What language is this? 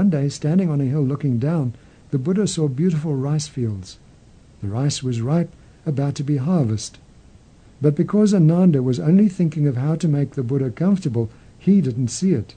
English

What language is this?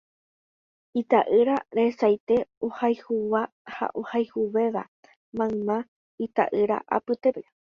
Guarani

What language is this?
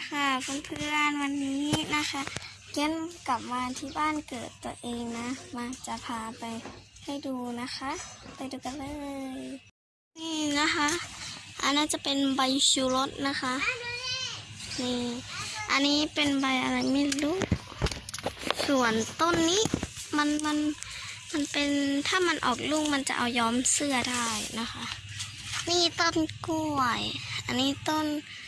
Thai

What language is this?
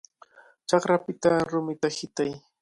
Cajatambo North Lima Quechua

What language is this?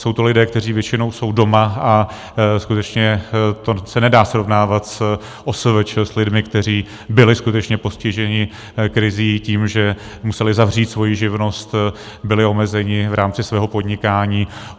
Czech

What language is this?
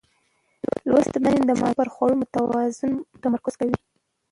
Pashto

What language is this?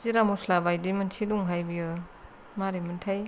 Bodo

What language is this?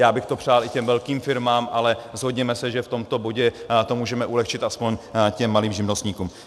Czech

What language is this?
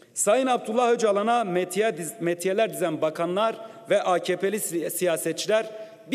Turkish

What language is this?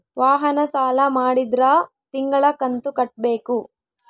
Kannada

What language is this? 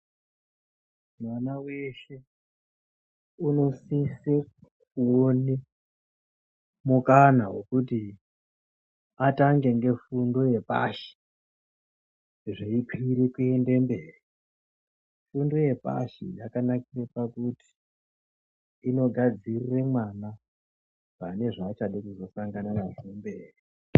Ndau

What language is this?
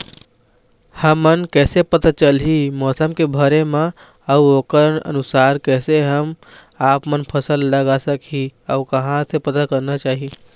Chhattisgarhi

